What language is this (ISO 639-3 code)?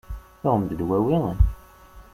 kab